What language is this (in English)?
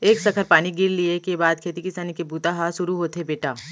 Chhattisgarhi